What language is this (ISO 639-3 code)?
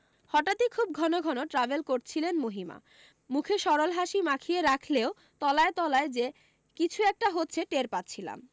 ben